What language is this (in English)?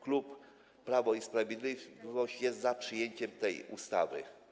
Polish